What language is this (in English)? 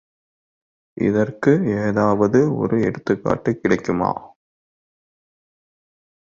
Tamil